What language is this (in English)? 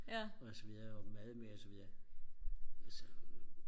Danish